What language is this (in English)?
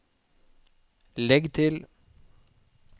Norwegian